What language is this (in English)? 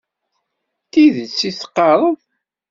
Kabyle